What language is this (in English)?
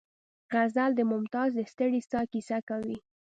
Pashto